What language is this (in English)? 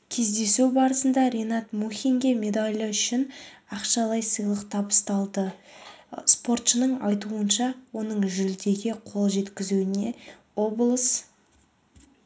Kazakh